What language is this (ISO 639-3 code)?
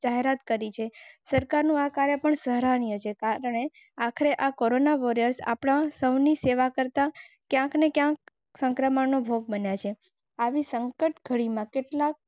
guj